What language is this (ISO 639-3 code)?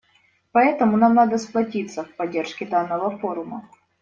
rus